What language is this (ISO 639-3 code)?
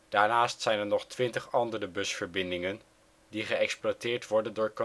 nld